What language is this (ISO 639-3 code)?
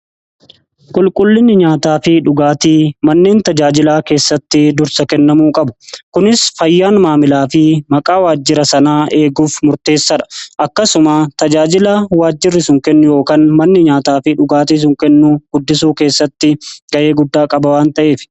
orm